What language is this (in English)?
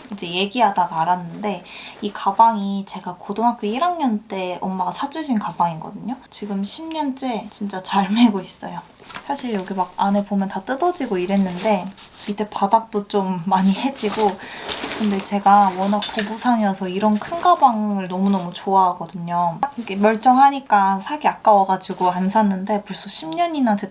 Korean